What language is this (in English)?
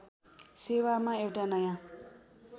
Nepali